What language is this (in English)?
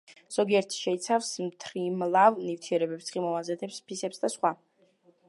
Georgian